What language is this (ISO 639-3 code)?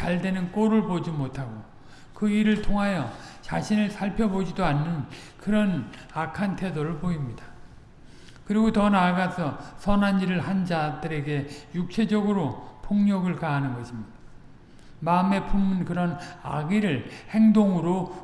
kor